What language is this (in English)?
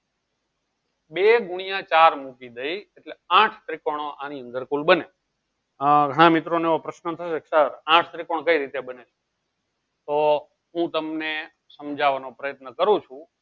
Gujarati